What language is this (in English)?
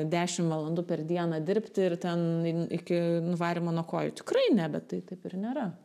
Lithuanian